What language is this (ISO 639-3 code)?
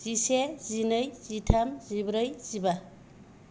brx